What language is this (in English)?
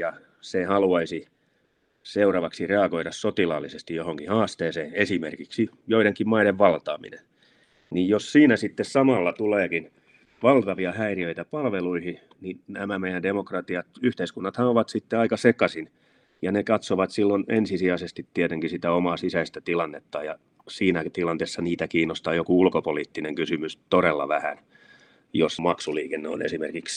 Finnish